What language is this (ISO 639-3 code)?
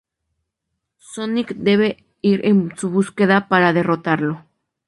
spa